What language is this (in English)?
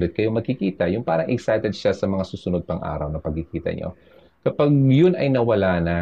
Filipino